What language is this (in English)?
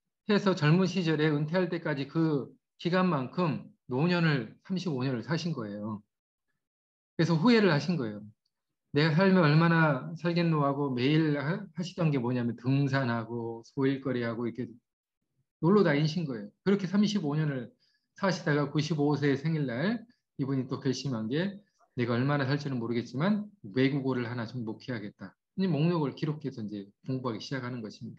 Korean